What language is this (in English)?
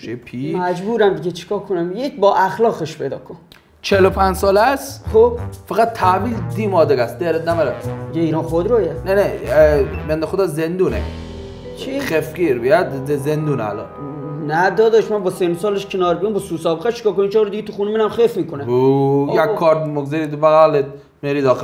Persian